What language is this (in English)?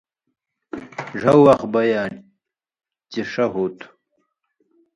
Indus Kohistani